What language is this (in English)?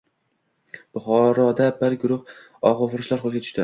Uzbek